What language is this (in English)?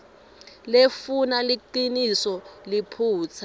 Swati